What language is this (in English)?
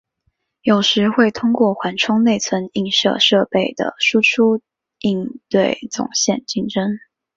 Chinese